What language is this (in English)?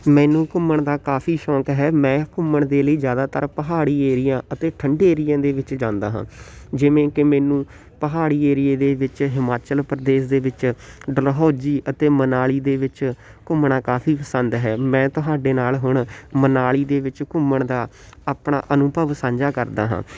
Punjabi